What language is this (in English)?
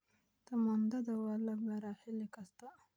Somali